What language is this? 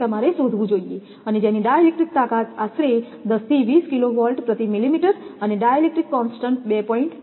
Gujarati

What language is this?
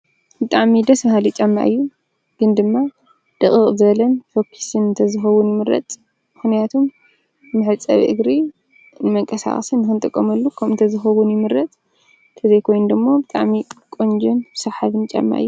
Tigrinya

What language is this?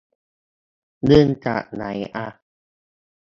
Thai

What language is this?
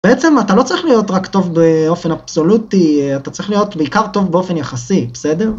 Hebrew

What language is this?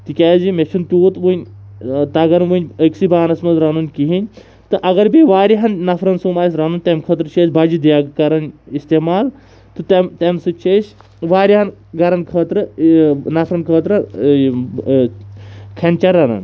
Kashmiri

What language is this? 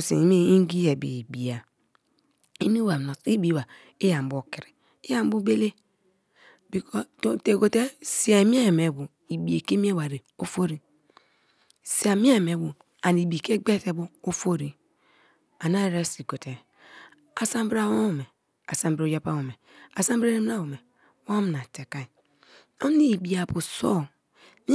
Kalabari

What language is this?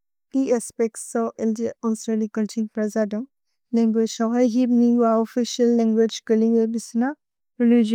Bodo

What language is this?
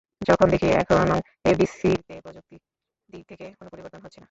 Bangla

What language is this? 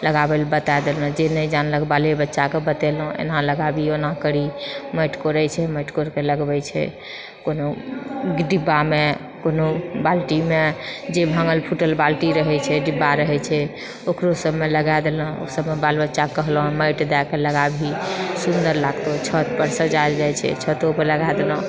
Maithili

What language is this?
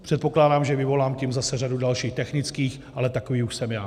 Czech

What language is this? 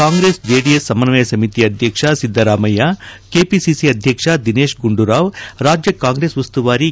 Kannada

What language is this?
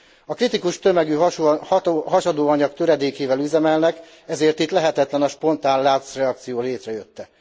Hungarian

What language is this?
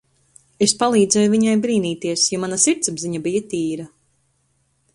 Latvian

